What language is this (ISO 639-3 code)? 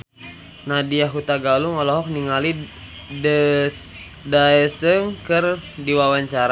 sun